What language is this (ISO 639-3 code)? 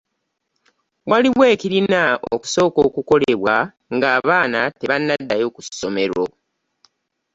lug